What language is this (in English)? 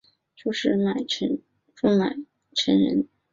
Chinese